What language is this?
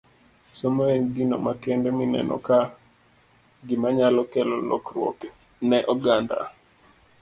Luo (Kenya and Tanzania)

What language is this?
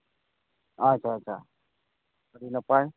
Santali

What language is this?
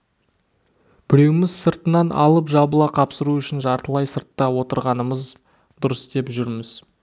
Kazakh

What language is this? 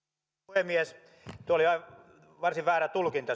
Finnish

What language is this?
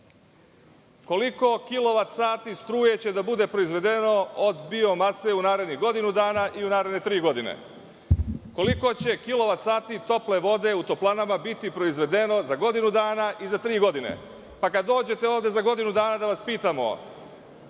Serbian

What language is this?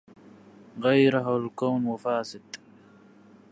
Arabic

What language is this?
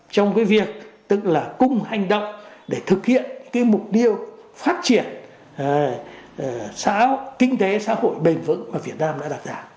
Vietnamese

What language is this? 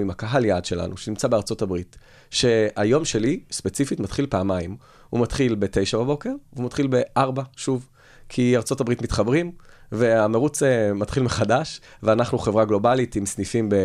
Hebrew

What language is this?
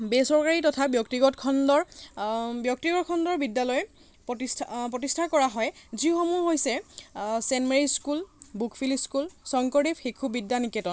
Assamese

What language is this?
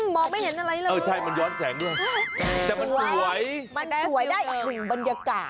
Thai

